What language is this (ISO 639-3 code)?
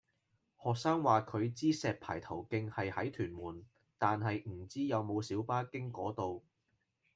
yue